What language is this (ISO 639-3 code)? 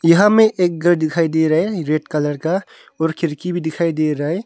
hin